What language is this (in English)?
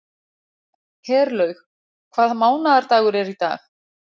Icelandic